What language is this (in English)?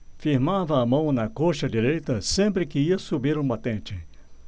Portuguese